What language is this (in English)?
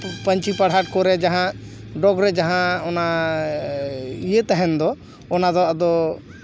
Santali